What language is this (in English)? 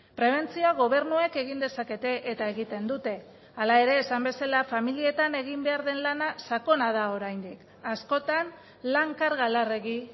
Basque